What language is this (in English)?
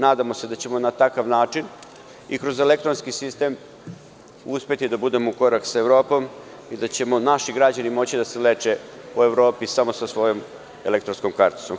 Serbian